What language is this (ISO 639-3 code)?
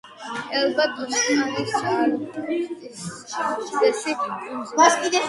kat